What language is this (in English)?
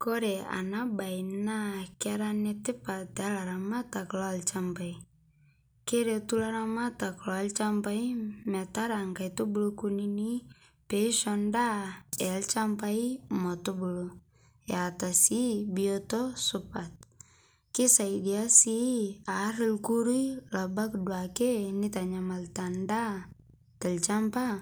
Masai